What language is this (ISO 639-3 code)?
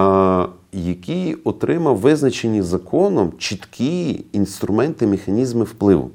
ukr